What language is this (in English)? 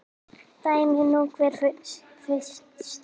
Icelandic